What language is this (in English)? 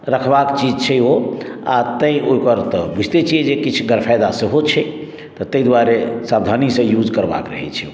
Maithili